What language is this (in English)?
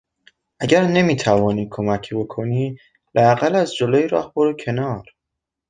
Persian